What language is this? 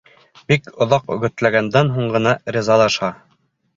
Bashkir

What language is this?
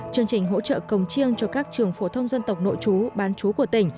Vietnamese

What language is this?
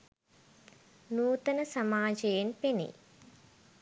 Sinhala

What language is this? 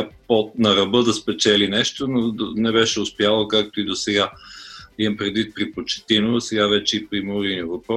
Bulgarian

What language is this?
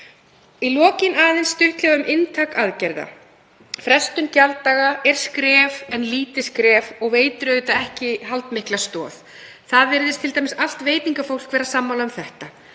Icelandic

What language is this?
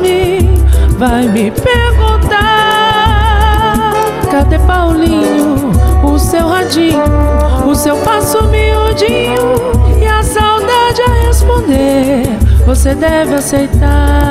Romanian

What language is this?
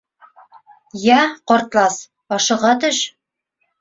Bashkir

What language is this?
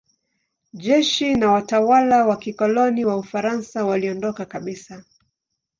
Swahili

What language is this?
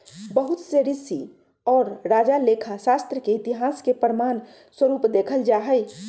Magahi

